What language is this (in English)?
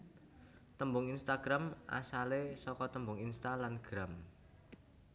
Javanese